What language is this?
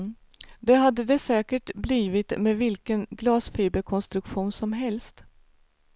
Swedish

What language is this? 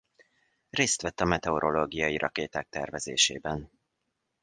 Hungarian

